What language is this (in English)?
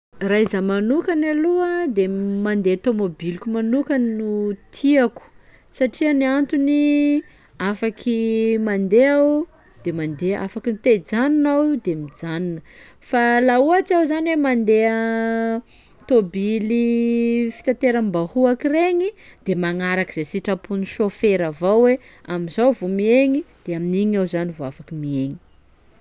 Sakalava Malagasy